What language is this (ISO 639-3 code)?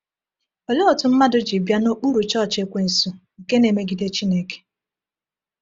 ibo